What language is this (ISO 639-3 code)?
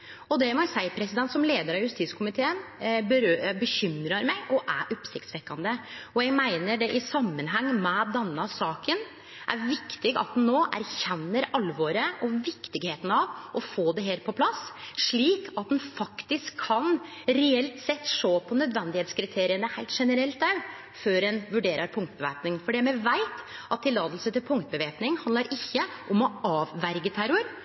nno